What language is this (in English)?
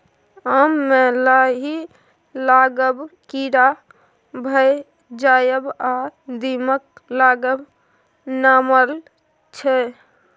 Maithili